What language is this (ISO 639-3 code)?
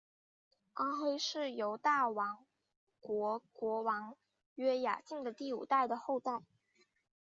zho